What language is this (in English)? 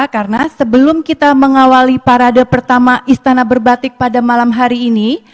Indonesian